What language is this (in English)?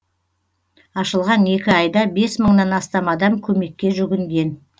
Kazakh